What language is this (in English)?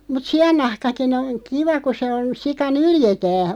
Finnish